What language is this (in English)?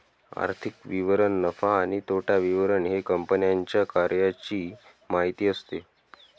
Marathi